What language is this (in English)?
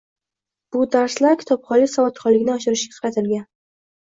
Uzbek